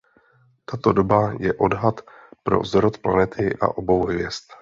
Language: Czech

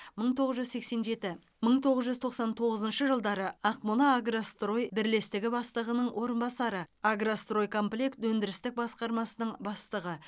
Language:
Kazakh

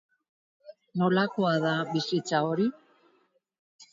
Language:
Basque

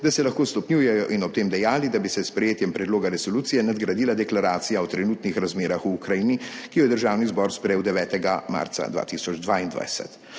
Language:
Slovenian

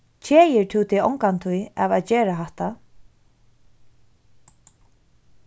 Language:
Faroese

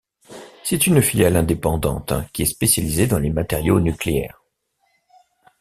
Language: French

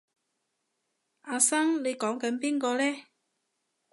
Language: Cantonese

